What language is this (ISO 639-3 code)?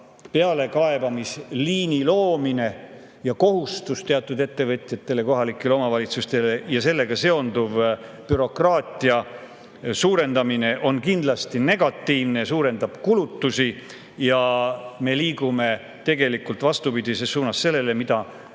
est